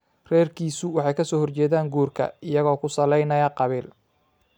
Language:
Somali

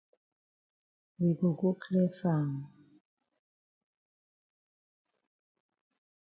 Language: Cameroon Pidgin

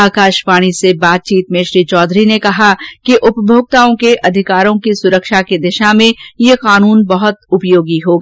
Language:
Hindi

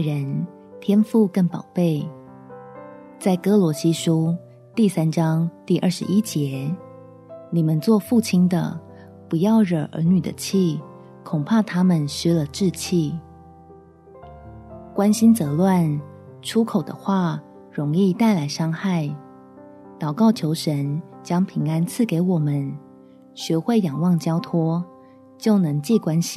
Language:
Chinese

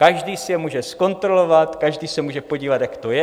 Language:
Czech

